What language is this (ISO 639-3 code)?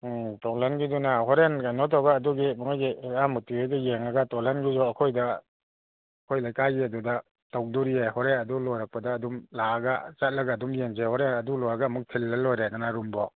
mni